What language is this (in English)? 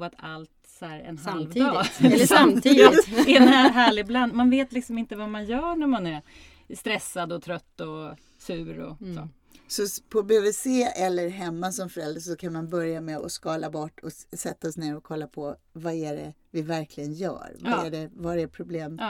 Swedish